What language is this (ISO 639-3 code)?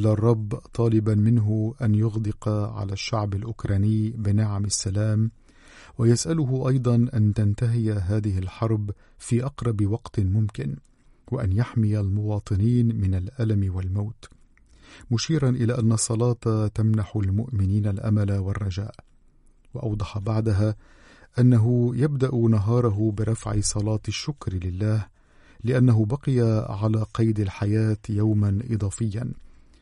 ara